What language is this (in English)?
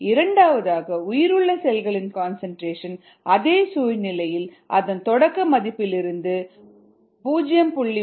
Tamil